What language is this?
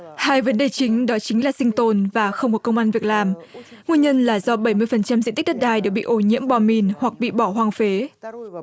Vietnamese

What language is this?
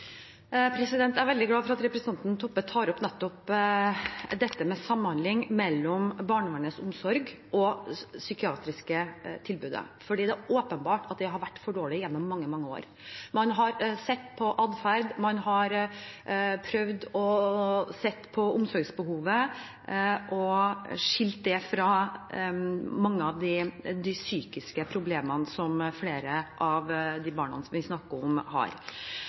Norwegian Bokmål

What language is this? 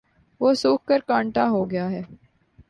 Urdu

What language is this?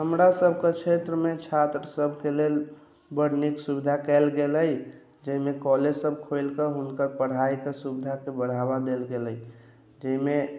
Maithili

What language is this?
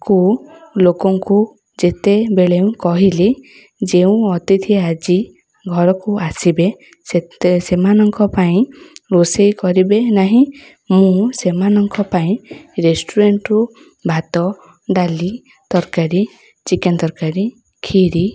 Odia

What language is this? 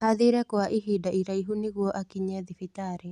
Kikuyu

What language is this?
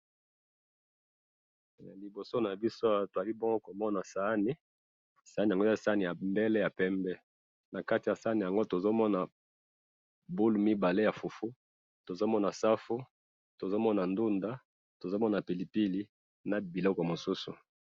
Lingala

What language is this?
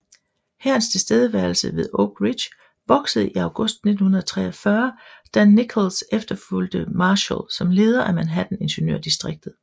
Danish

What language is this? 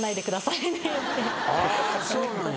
Japanese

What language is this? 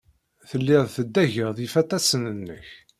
Kabyle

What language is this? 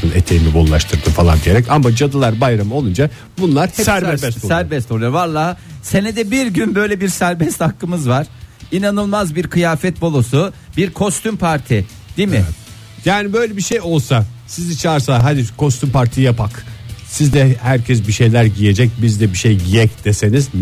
Turkish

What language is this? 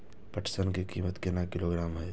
Maithili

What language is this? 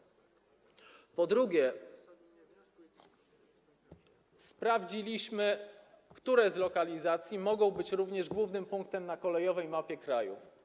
Polish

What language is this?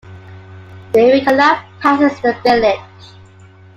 English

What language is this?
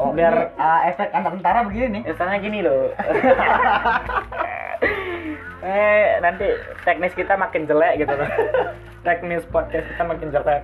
Indonesian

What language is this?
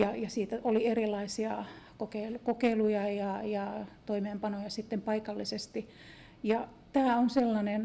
Finnish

